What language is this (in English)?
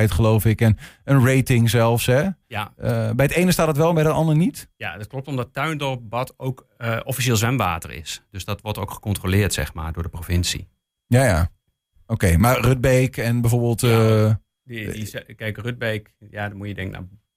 Dutch